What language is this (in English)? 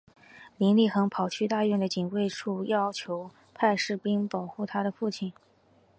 Chinese